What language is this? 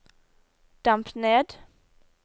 Norwegian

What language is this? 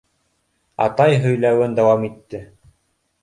Bashkir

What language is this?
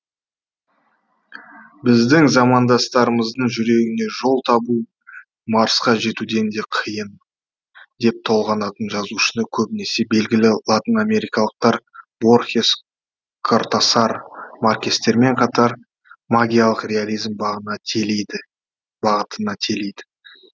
Kazakh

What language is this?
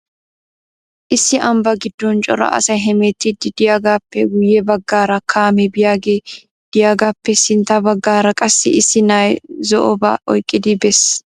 Wolaytta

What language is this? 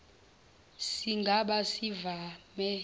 Zulu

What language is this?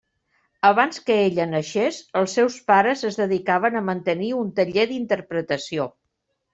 Catalan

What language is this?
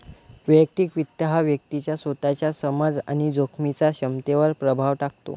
Marathi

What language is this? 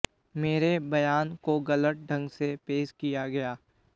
Hindi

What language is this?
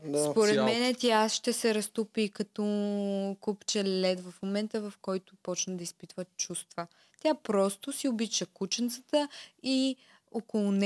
Bulgarian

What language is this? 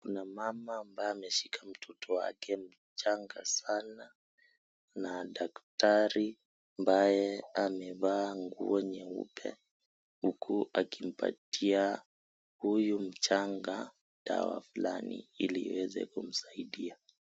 Swahili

